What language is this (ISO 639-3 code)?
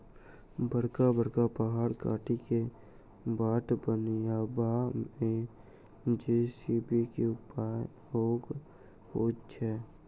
mai